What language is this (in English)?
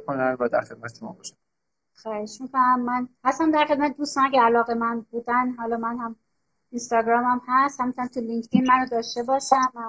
Persian